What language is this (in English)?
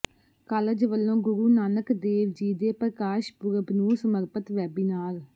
Punjabi